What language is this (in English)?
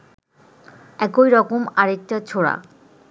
Bangla